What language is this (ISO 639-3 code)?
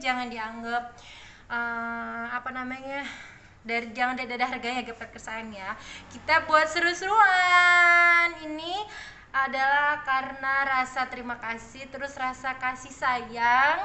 ind